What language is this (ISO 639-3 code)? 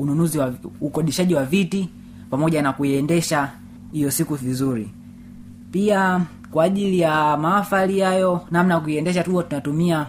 swa